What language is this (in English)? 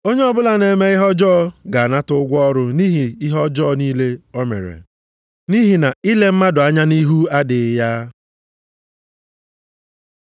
Igbo